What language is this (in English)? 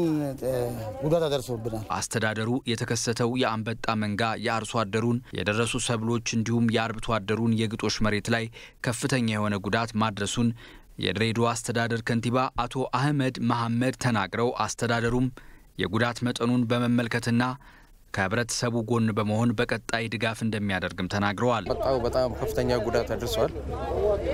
Turkish